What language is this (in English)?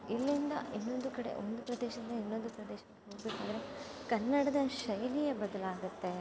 Kannada